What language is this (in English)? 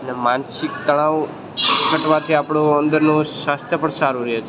Gujarati